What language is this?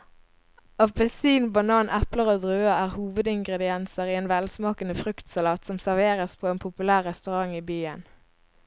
Norwegian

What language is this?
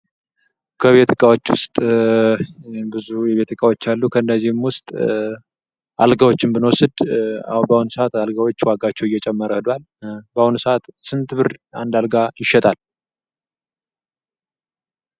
Amharic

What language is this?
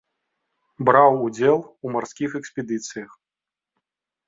Belarusian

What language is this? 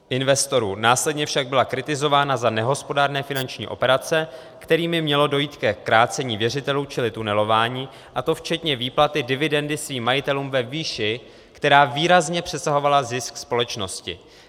Czech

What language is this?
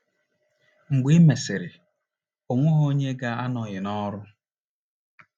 Igbo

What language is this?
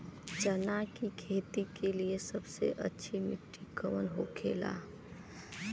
Bhojpuri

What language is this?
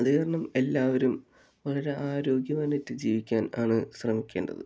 Malayalam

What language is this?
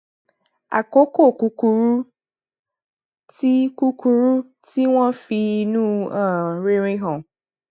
Yoruba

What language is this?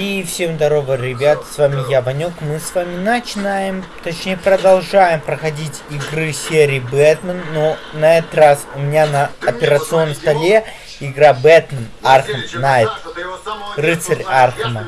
Russian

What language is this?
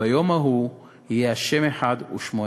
Hebrew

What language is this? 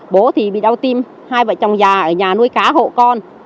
Vietnamese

